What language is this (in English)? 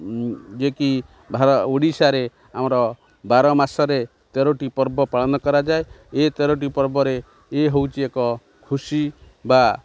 Odia